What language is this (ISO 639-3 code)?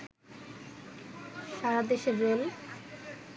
ben